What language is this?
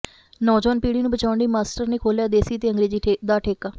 Punjabi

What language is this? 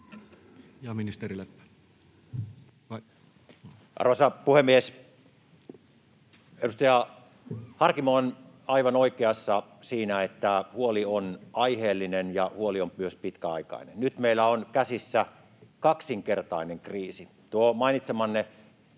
Finnish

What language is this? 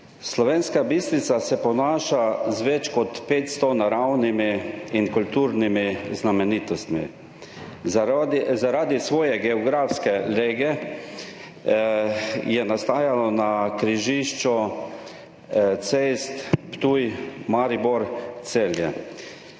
Slovenian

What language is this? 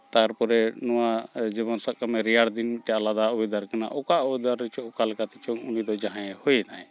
Santali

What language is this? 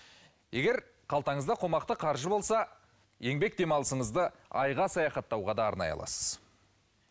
Kazakh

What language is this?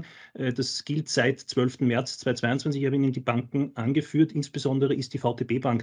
German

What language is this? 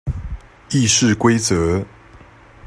Chinese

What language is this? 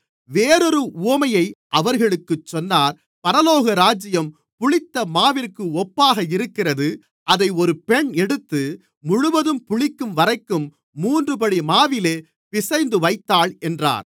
Tamil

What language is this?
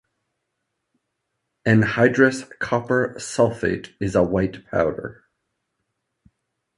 English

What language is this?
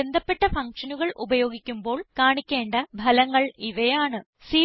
Malayalam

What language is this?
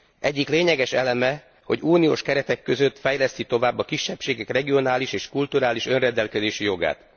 Hungarian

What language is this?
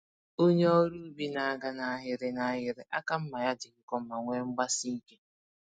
Igbo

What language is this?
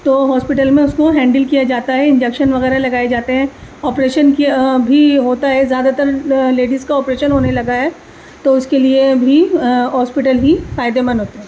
Urdu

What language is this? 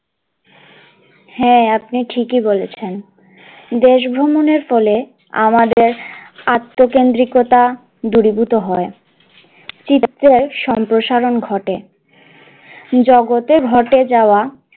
Bangla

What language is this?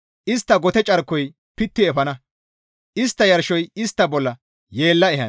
Gamo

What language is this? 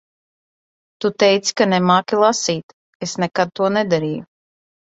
Latvian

